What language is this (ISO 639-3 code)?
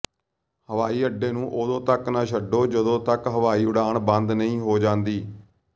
pan